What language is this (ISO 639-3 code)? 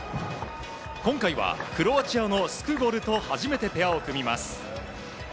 jpn